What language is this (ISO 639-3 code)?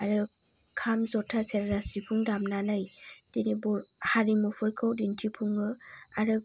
brx